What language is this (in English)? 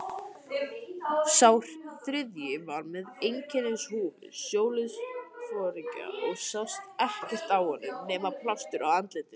Icelandic